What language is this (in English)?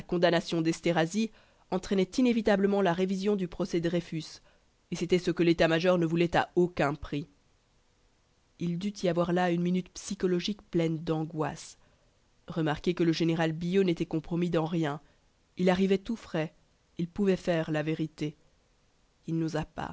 French